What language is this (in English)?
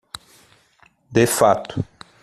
Portuguese